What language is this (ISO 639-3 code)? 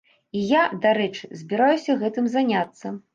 bel